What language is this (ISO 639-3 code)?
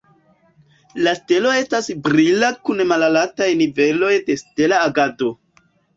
epo